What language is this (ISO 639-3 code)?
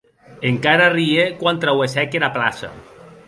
oci